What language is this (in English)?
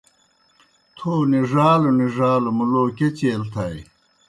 Kohistani Shina